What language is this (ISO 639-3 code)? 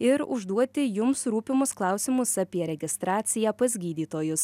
lit